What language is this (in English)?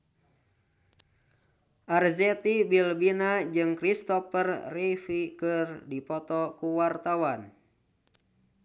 Sundanese